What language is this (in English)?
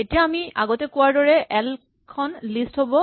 Assamese